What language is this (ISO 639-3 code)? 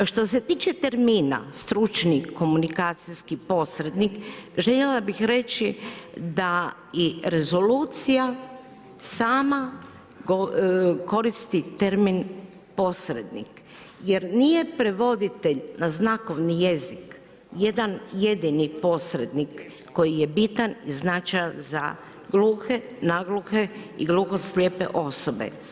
hrv